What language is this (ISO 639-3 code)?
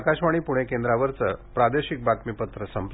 mar